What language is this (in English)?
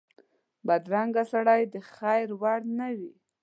Pashto